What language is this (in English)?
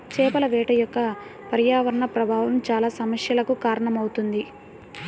Telugu